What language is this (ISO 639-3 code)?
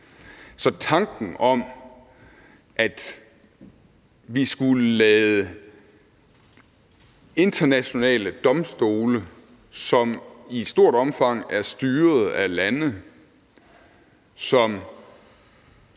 dan